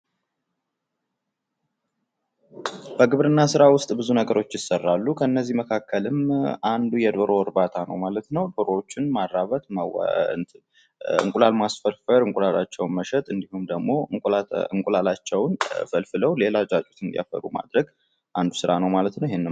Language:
Amharic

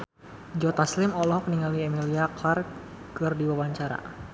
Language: Sundanese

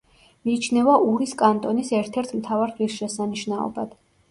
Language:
Georgian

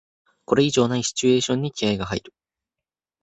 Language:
Japanese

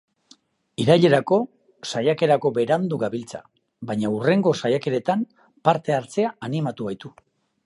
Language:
Basque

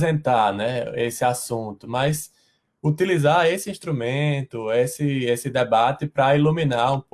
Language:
Portuguese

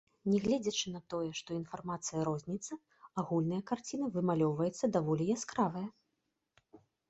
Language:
Belarusian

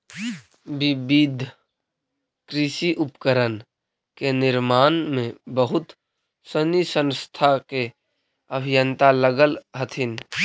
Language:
Magahi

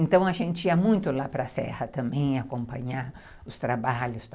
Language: Portuguese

